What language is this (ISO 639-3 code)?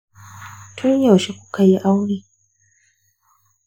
hau